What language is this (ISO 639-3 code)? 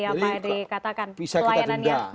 ind